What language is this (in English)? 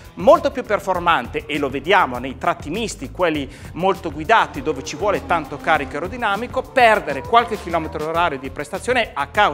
Italian